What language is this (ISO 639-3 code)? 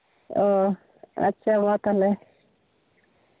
sat